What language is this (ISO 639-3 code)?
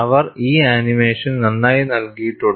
mal